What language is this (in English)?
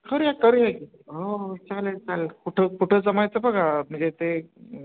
Marathi